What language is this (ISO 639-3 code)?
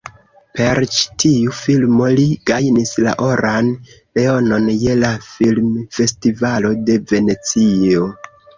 epo